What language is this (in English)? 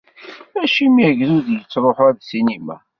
Kabyle